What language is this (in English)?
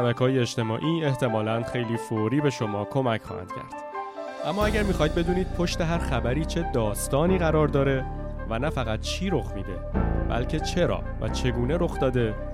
Persian